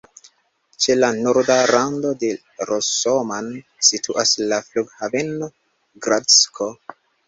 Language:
Esperanto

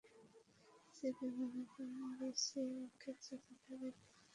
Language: Bangla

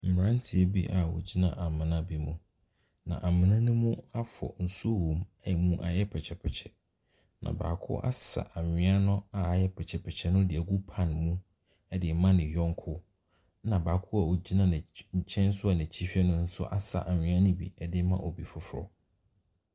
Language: Akan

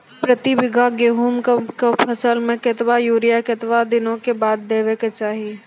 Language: Maithili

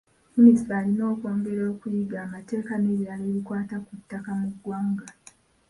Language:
Ganda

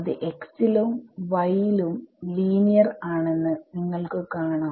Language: Malayalam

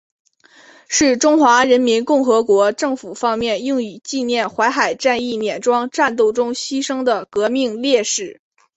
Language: Chinese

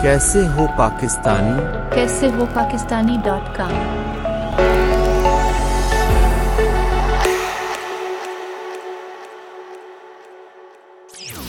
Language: Urdu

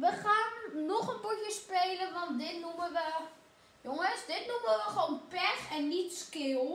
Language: Dutch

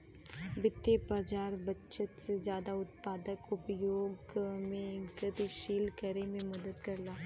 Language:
Bhojpuri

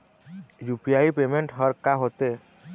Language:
Chhattisgarhi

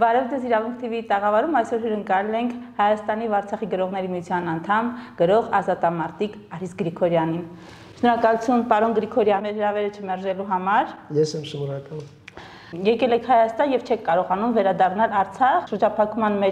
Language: Romanian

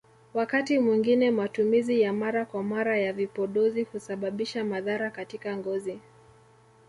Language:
Swahili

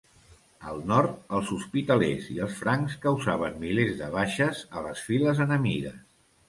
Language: Catalan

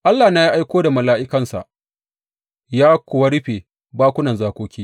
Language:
Hausa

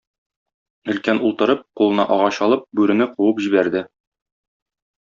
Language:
Tatar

